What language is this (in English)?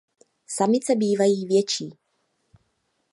Czech